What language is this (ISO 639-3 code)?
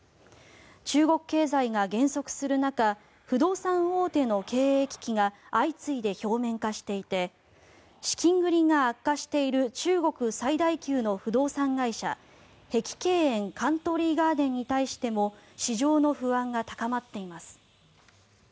jpn